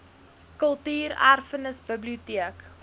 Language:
Afrikaans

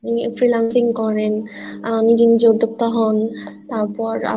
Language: Bangla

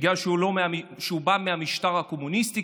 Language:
Hebrew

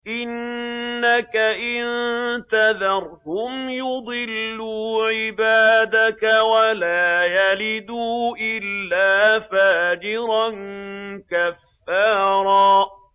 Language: Arabic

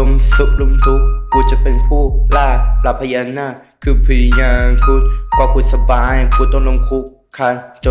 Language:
Thai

